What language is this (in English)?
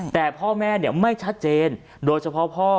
Thai